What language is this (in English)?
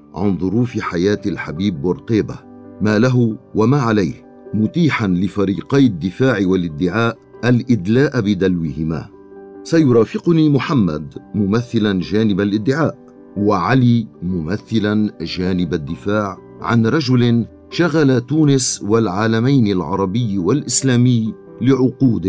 Arabic